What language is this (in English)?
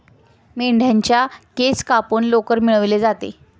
Marathi